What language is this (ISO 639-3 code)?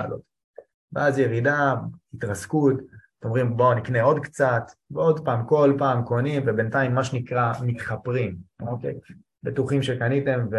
heb